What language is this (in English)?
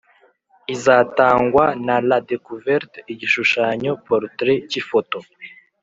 Kinyarwanda